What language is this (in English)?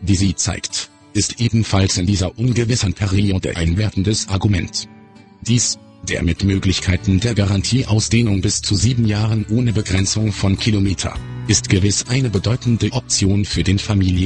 German